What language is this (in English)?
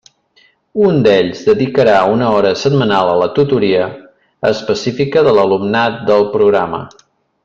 Catalan